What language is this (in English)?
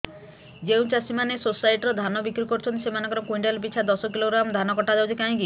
Odia